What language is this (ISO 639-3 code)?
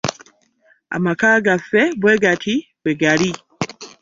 lug